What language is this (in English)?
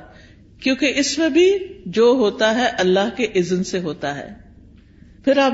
Urdu